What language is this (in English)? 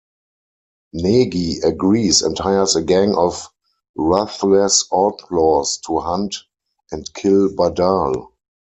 English